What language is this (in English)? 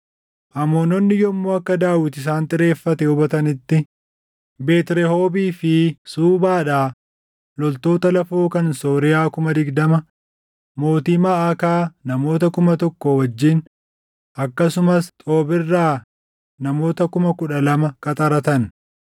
Oromo